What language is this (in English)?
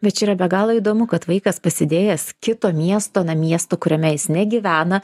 Lithuanian